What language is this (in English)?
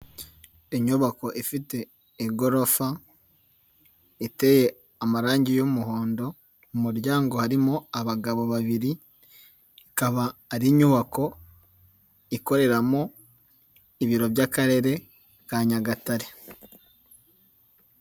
Kinyarwanda